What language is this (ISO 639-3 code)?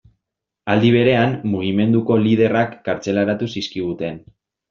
eus